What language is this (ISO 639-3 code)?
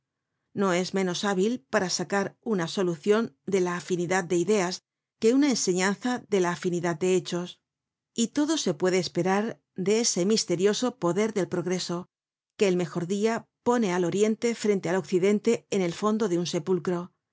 spa